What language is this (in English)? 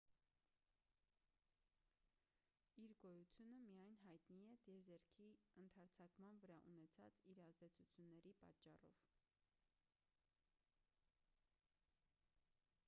Armenian